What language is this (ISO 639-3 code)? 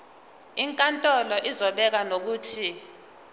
zul